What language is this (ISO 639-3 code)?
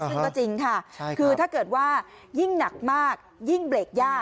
tha